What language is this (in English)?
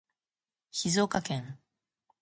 Japanese